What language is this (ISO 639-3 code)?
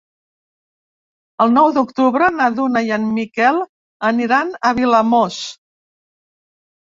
cat